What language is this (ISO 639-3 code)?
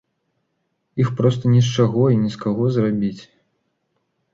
bel